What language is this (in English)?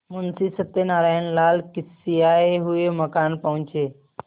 Hindi